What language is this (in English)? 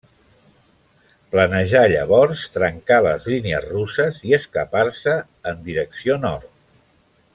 Catalan